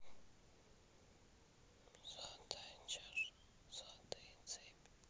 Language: Russian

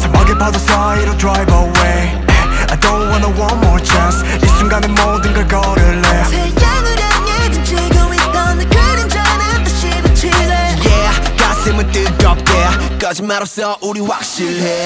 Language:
Korean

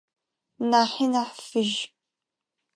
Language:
Adyghe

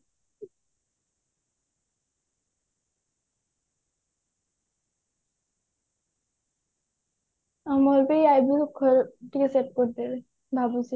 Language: Odia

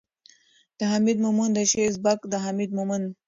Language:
Pashto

